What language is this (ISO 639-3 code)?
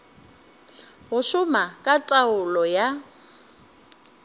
nso